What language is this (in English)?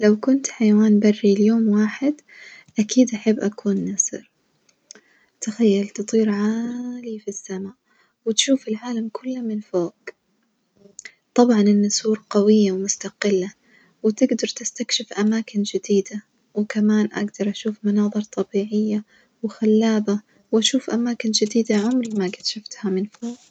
Najdi Arabic